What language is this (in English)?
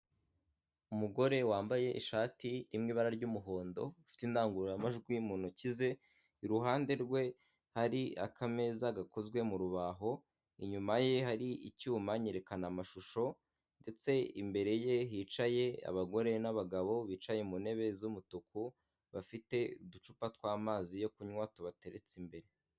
Kinyarwanda